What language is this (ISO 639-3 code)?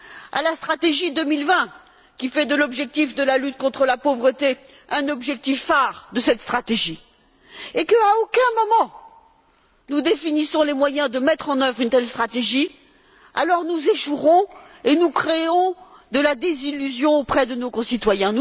fra